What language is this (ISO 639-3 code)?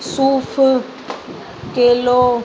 snd